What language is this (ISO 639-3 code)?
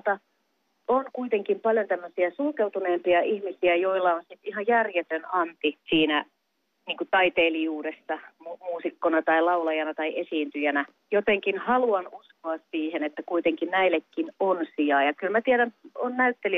fin